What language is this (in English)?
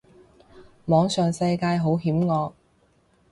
Cantonese